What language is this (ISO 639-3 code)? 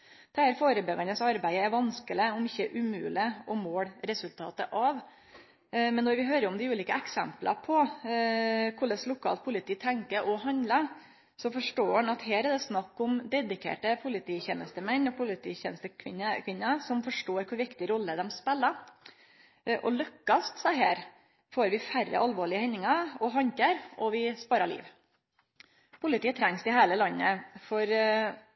nno